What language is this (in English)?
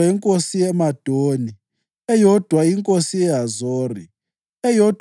North Ndebele